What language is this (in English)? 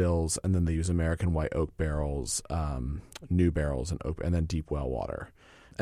English